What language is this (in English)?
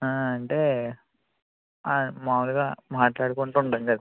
Telugu